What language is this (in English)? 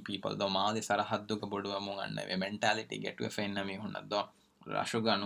Urdu